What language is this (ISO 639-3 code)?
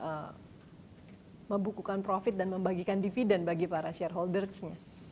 ind